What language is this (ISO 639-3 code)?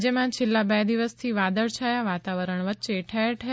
guj